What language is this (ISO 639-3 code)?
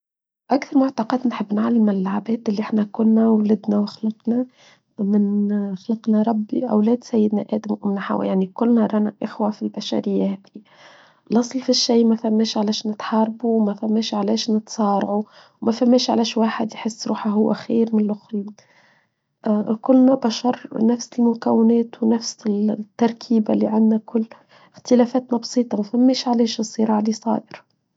aeb